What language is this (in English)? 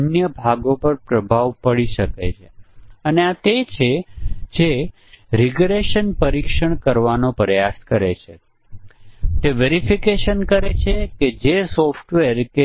Gujarati